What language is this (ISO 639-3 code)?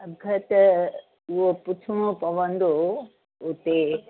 snd